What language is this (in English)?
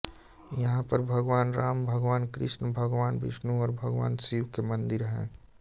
Hindi